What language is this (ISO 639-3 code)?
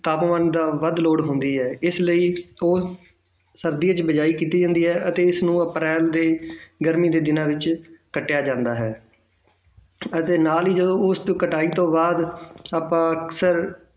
pan